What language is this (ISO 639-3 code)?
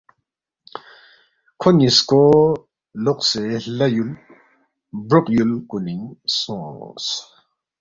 bft